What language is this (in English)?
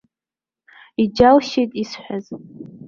Abkhazian